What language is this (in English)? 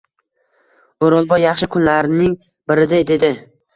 Uzbek